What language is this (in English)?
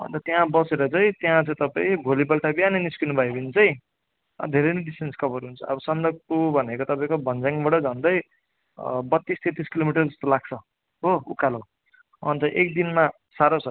Nepali